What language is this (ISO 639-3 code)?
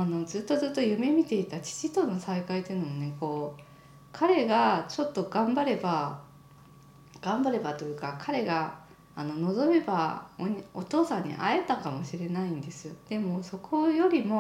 jpn